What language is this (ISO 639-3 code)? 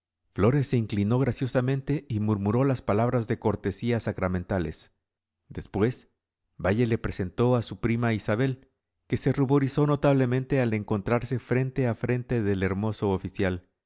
spa